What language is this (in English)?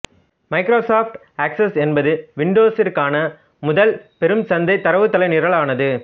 Tamil